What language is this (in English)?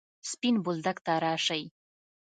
Pashto